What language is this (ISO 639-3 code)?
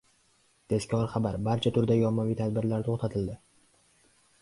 uzb